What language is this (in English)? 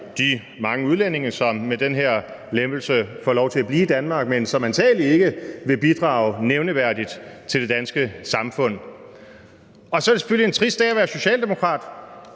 Danish